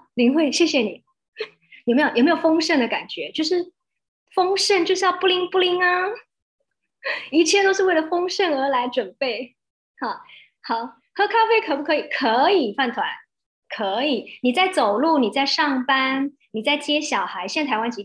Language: Chinese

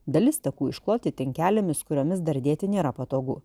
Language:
Lithuanian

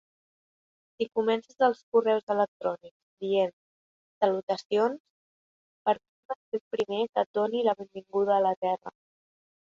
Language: Catalan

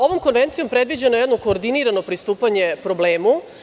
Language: Serbian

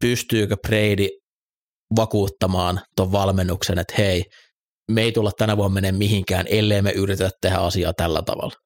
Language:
Finnish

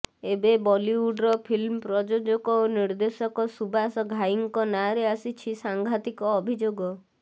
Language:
Odia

